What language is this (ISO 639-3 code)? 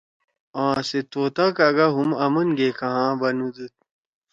trw